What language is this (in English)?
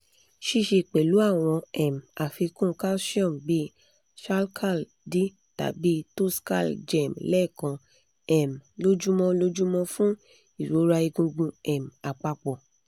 Yoruba